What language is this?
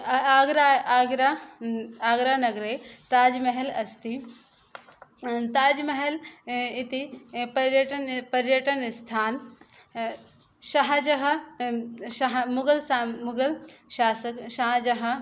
Sanskrit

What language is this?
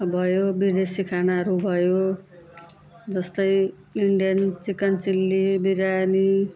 Nepali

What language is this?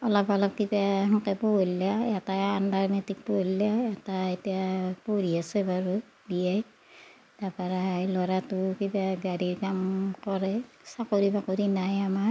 Assamese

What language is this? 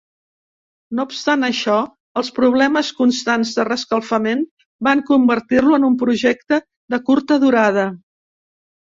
Catalan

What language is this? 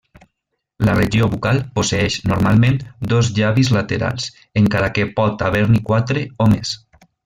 Catalan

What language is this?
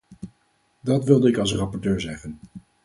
Dutch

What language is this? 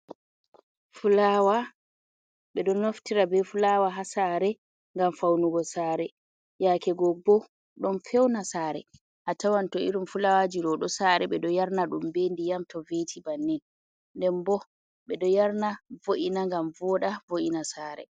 Fula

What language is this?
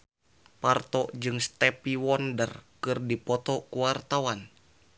Sundanese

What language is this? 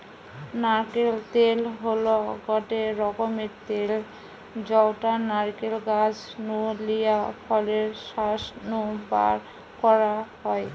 Bangla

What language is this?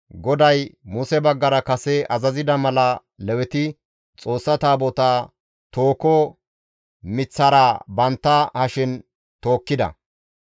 Gamo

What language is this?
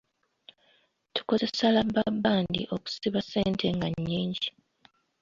Ganda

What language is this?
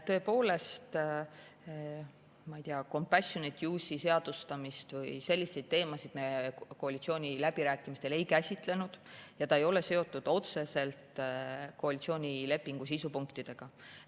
Estonian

